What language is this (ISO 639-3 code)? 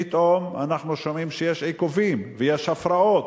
heb